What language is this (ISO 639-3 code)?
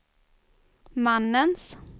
swe